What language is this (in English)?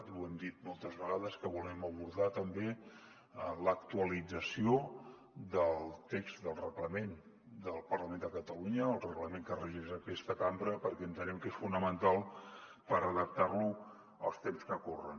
Catalan